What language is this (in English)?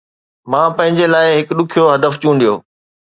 Sindhi